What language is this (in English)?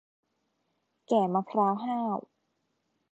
Thai